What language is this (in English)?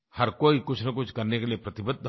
Hindi